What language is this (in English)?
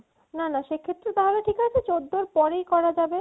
Bangla